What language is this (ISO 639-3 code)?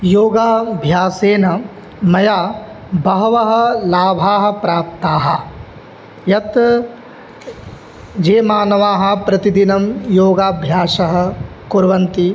san